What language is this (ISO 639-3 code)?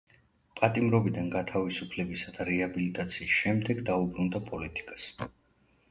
kat